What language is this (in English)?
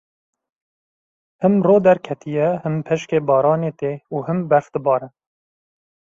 Kurdish